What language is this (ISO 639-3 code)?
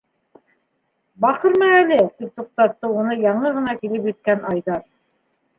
bak